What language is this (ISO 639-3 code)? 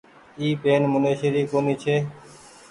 gig